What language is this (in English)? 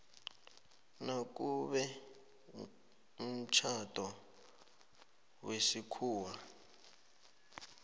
South Ndebele